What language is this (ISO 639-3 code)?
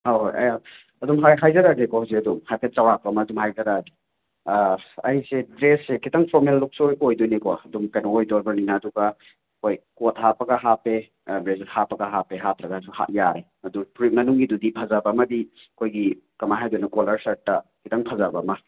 mni